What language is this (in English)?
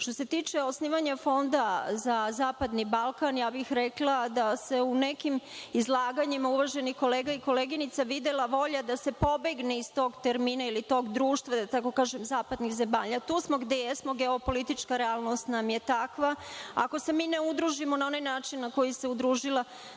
Serbian